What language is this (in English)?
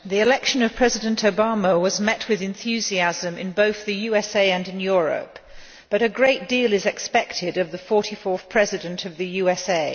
English